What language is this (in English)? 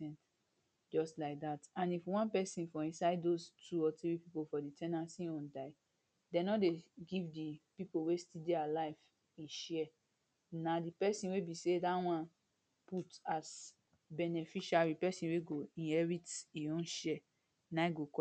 Nigerian Pidgin